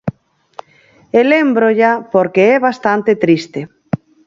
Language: Galician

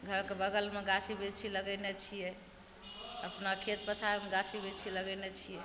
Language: Maithili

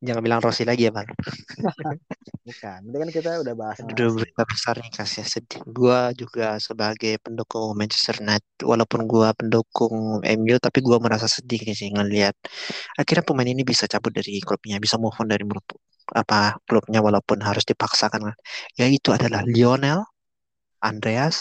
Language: Indonesian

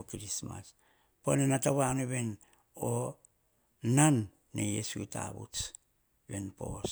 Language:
Hahon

